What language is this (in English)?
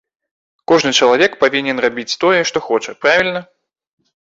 Belarusian